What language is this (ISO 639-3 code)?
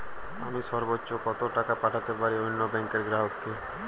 ben